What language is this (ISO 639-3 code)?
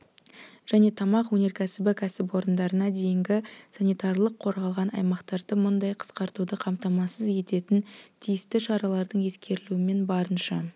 kaz